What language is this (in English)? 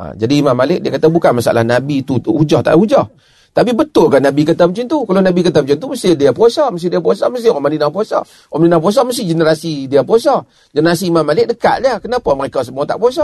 Malay